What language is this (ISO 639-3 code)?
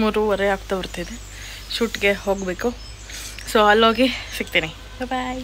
kan